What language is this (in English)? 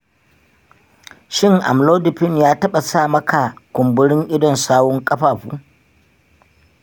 Hausa